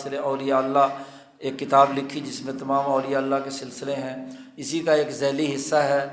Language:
Urdu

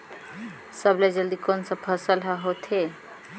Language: Chhattisgarhi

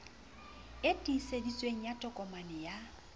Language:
Southern Sotho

